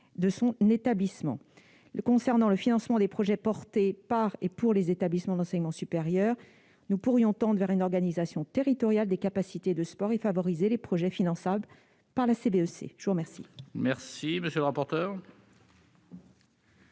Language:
French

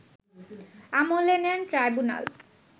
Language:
Bangla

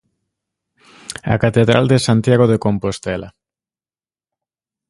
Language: Galician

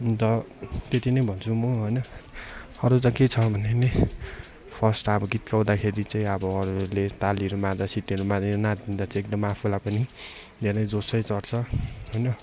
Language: Nepali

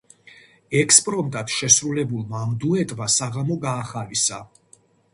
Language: Georgian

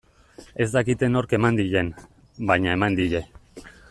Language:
Basque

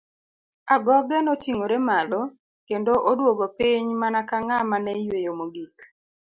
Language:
Luo (Kenya and Tanzania)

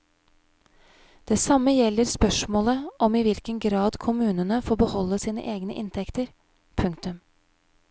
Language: Norwegian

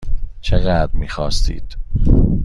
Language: Persian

